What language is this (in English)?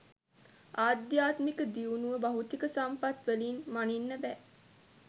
Sinhala